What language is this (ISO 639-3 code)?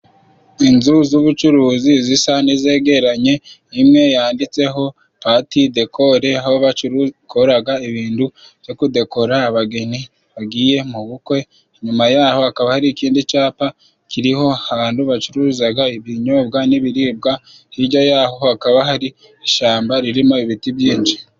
kin